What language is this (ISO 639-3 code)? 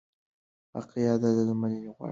pus